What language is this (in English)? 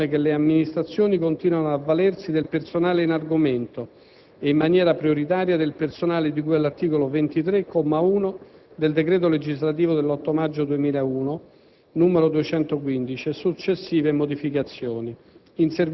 Italian